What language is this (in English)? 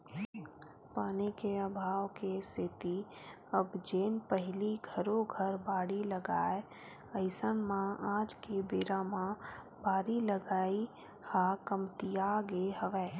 Chhattisgarhi